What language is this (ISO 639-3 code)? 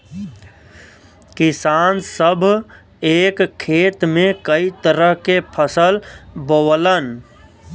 bho